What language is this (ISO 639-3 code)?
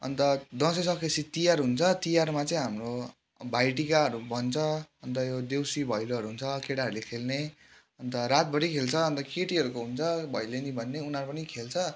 nep